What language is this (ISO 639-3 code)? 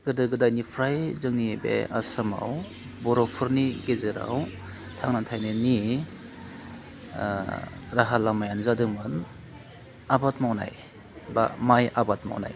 brx